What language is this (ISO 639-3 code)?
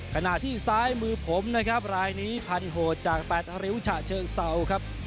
tha